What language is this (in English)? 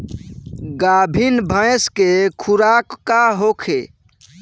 Bhojpuri